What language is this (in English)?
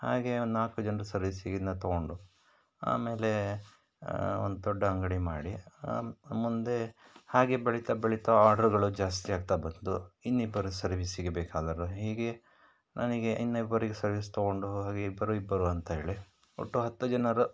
Kannada